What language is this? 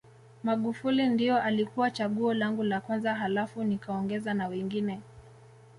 Swahili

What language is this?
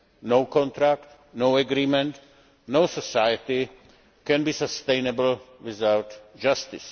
English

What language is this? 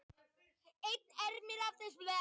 Icelandic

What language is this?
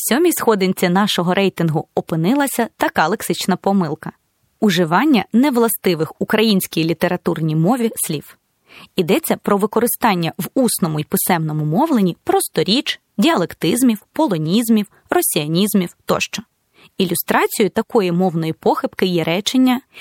Ukrainian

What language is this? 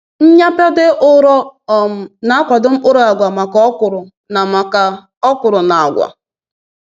Igbo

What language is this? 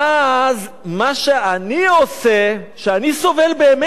Hebrew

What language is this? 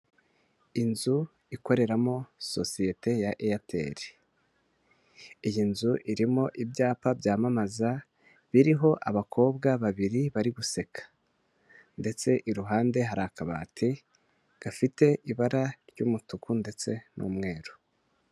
Kinyarwanda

